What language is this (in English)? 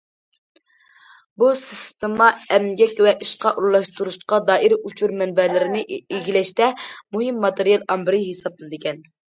Uyghur